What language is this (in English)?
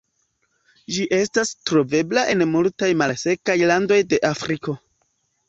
Esperanto